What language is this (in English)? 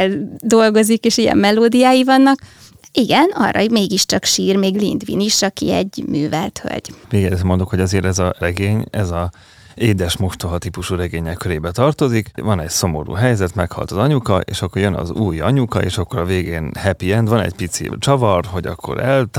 Hungarian